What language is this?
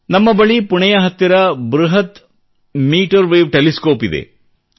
Kannada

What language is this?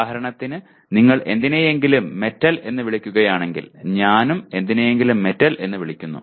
Malayalam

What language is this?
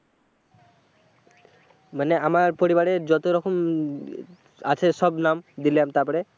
Bangla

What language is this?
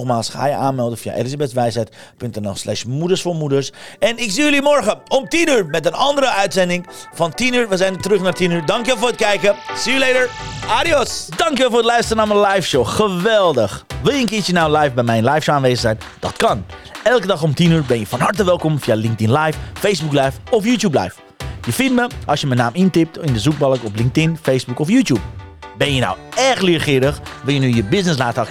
Dutch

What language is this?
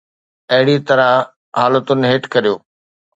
Sindhi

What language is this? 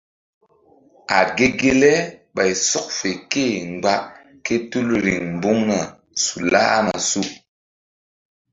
Mbum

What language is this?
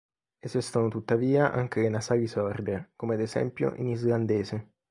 Italian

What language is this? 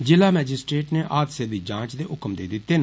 Dogri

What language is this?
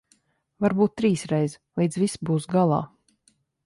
Latvian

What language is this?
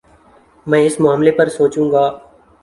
Urdu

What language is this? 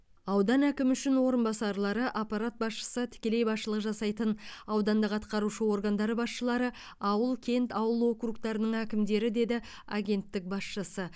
Kazakh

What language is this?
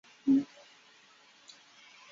Chinese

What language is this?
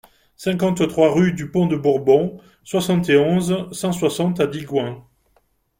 French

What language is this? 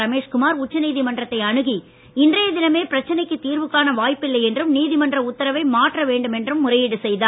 Tamil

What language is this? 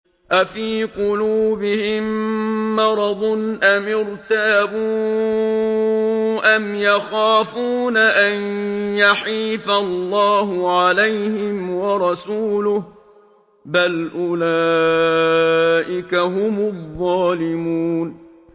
Arabic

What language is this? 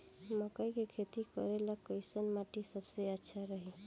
Bhojpuri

